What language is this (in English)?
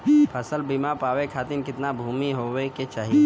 Bhojpuri